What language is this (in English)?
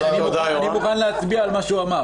Hebrew